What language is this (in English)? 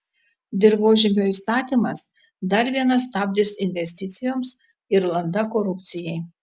Lithuanian